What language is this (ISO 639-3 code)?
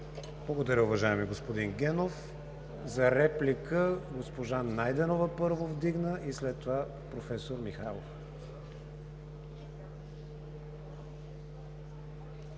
bul